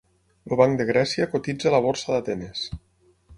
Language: Catalan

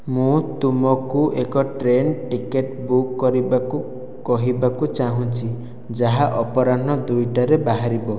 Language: Odia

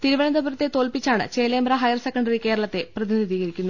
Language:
Malayalam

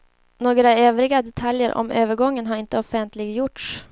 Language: Swedish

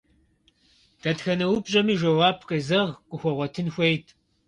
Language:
Kabardian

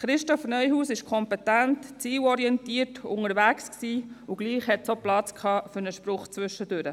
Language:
Swiss German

